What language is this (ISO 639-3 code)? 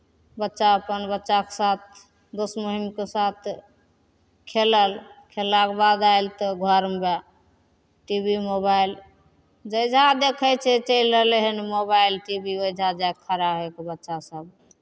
mai